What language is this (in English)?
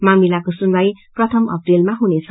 Nepali